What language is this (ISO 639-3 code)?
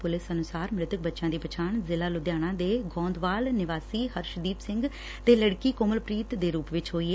pan